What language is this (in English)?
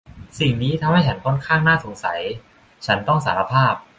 Thai